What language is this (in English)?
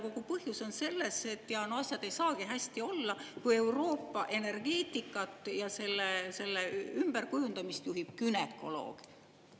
Estonian